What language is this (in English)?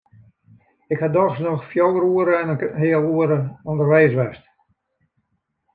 Western Frisian